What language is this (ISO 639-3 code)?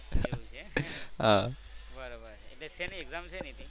guj